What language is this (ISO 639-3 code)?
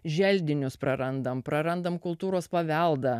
lit